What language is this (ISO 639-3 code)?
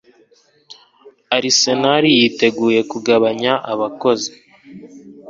kin